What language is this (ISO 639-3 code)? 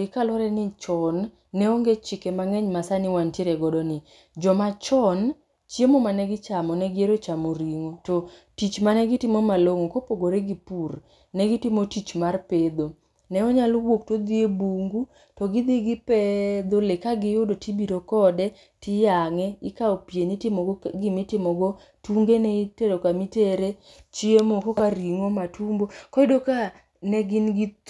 luo